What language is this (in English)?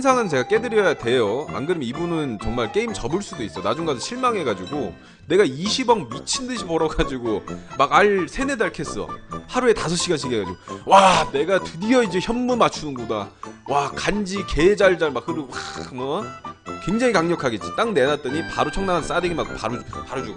Korean